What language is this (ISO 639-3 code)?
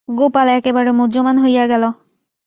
ben